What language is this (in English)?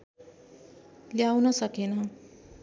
Nepali